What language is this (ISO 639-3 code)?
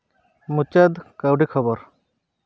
sat